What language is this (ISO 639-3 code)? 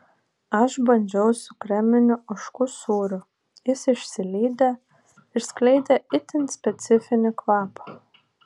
lit